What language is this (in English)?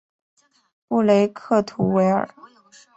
Chinese